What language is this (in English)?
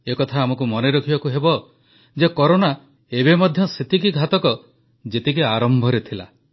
Odia